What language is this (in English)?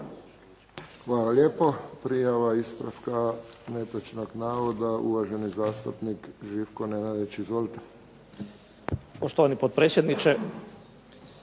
Croatian